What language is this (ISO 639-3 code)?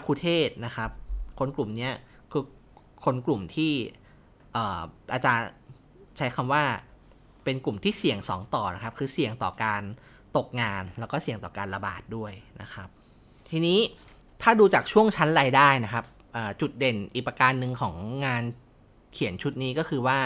tha